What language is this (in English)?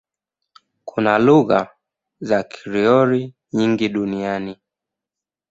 Swahili